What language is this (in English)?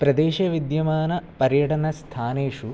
Sanskrit